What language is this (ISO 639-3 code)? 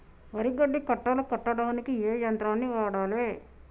tel